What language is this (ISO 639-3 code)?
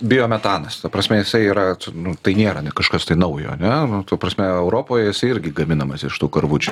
lit